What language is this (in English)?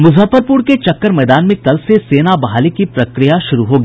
Hindi